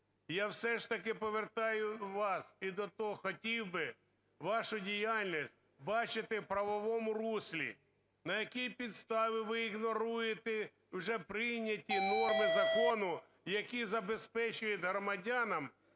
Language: Ukrainian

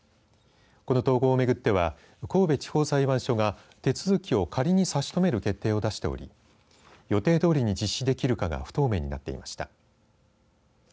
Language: Japanese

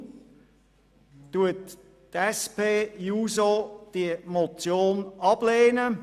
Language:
Swiss German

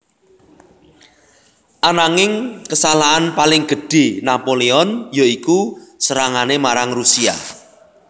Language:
Javanese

